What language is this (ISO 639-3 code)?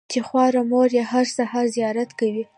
pus